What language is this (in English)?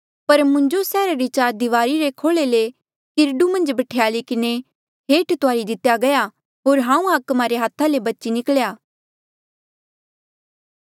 Mandeali